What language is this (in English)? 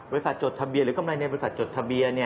Thai